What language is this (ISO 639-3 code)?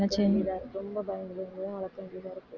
tam